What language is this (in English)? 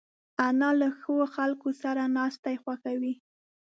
Pashto